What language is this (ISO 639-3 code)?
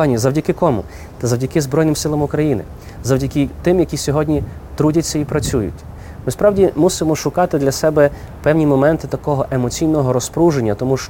ukr